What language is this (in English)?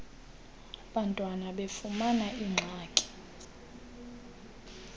Xhosa